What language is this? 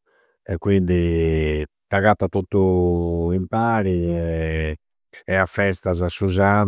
Campidanese Sardinian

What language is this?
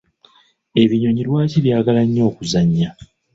Ganda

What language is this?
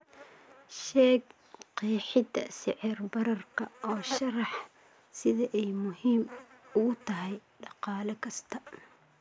Somali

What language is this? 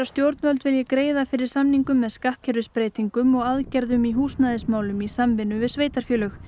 Icelandic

